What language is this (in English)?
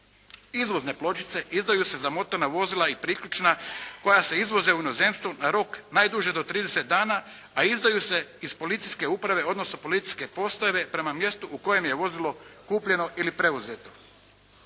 Croatian